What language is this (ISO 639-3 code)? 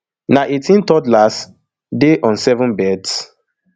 pcm